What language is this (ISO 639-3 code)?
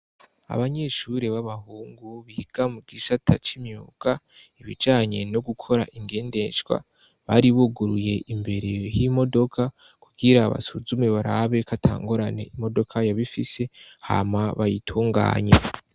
run